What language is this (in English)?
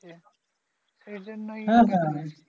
Bangla